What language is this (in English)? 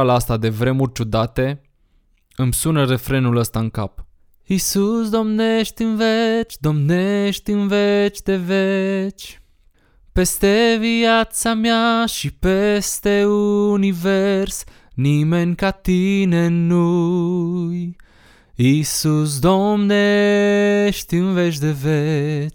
Romanian